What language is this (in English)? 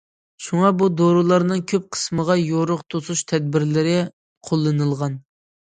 Uyghur